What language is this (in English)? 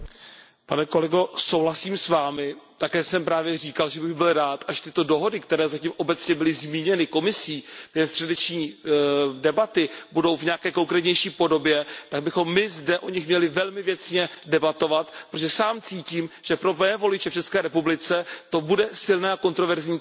Czech